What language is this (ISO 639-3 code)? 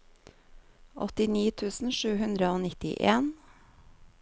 nor